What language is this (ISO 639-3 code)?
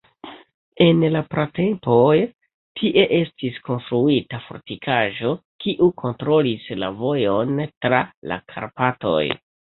epo